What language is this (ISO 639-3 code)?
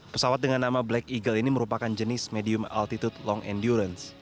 ind